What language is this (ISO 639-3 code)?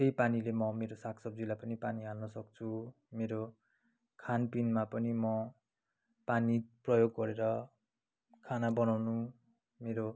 nep